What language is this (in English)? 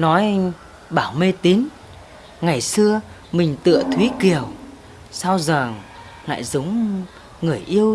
Vietnamese